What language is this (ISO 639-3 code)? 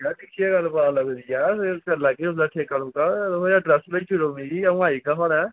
doi